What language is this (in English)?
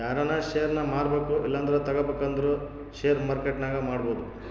Kannada